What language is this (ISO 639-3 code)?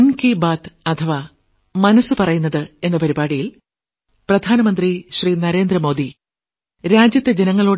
mal